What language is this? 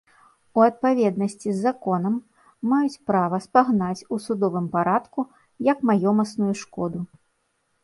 Belarusian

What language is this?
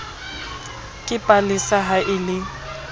Southern Sotho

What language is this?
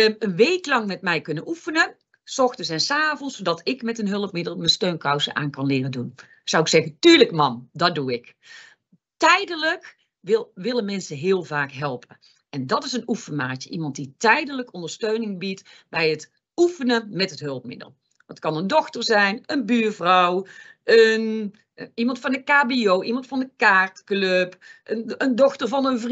Dutch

